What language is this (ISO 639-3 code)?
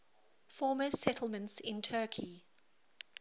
eng